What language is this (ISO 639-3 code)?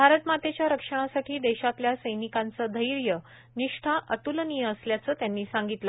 mar